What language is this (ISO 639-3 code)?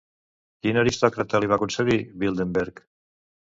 cat